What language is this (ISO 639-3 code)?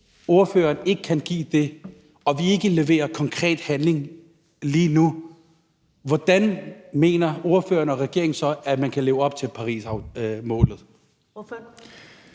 dan